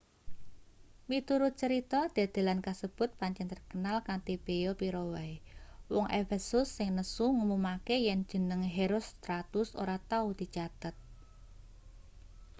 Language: Javanese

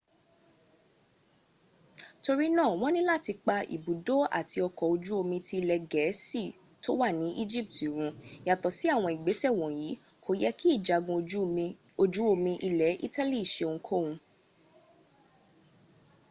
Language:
Yoruba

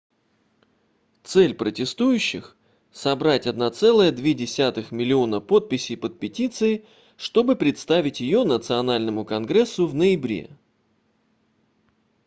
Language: Russian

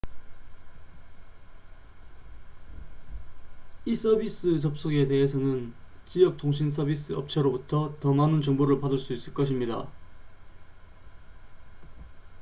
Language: Korean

